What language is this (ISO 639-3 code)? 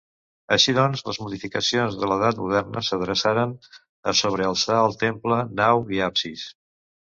cat